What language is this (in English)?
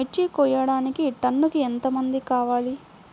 Telugu